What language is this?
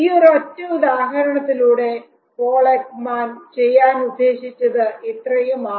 Malayalam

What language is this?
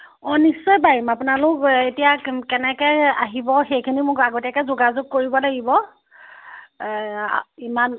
Assamese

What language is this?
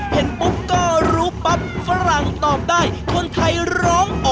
Thai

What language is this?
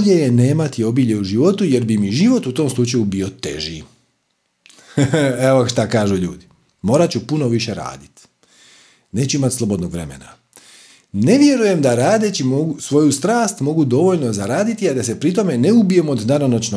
Croatian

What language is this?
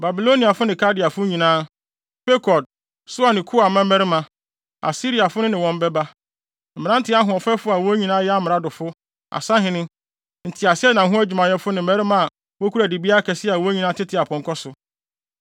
Akan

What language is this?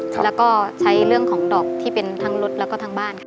Thai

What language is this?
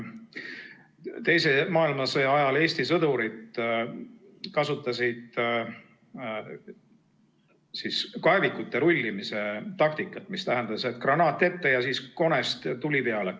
Estonian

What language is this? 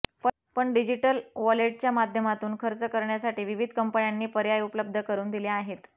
Marathi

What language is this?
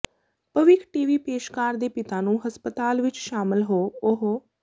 Punjabi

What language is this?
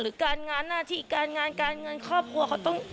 Thai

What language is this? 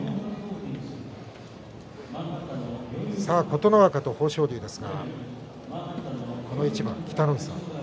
Japanese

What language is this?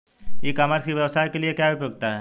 Hindi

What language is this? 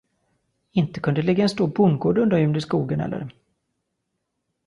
Swedish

